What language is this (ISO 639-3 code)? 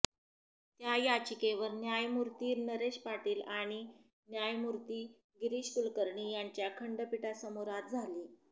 mar